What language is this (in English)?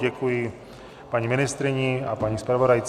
Czech